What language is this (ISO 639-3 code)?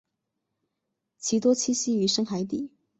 zho